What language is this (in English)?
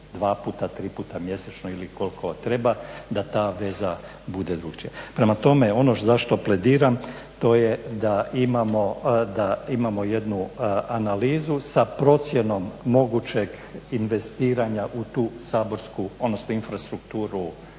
Croatian